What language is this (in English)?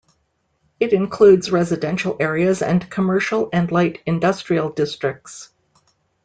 English